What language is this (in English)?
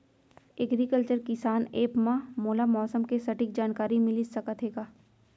Chhattisgarhi